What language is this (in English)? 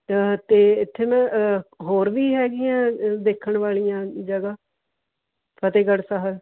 Punjabi